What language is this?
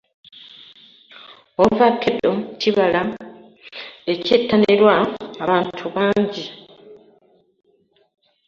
Ganda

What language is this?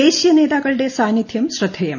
Malayalam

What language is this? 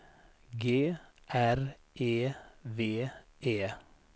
Swedish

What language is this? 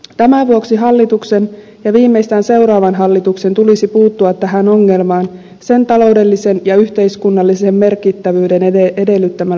Finnish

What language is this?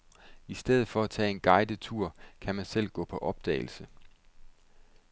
Danish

